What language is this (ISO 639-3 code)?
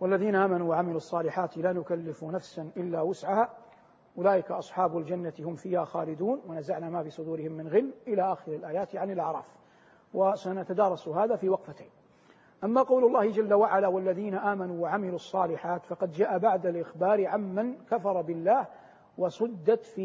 ara